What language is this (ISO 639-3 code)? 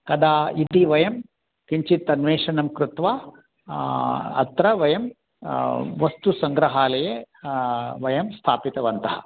san